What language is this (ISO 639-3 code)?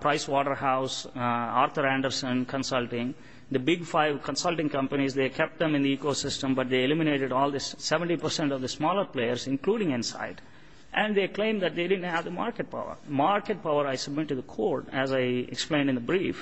eng